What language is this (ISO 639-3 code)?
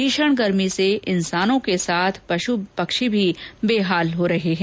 hin